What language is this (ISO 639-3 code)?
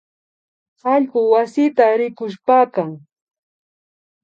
qvi